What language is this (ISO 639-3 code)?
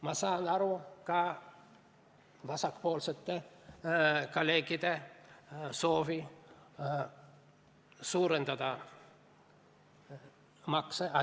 est